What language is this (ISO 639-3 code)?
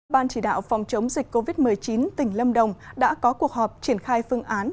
vie